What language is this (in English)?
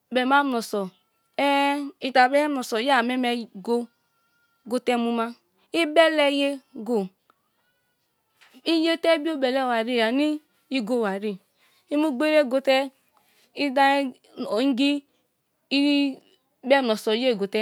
Kalabari